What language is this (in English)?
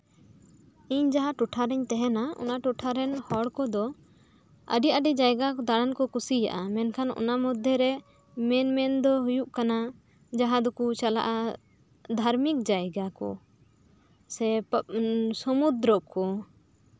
Santali